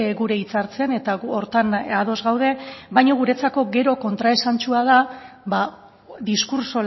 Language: Basque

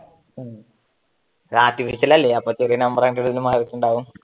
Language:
Malayalam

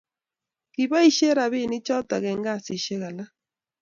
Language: Kalenjin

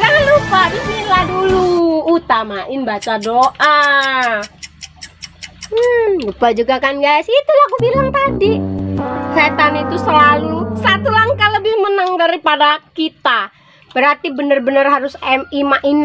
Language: Indonesian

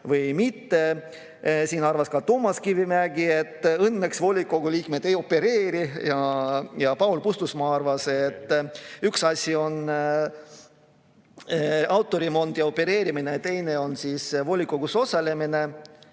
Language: Estonian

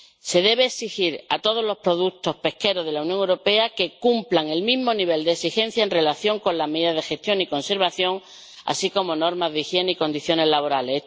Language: Spanish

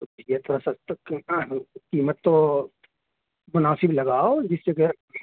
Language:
Urdu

